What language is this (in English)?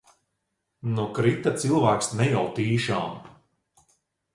Latvian